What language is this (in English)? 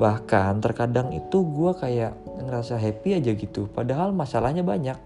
Indonesian